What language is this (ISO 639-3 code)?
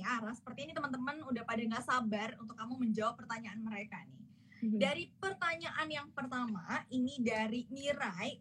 ind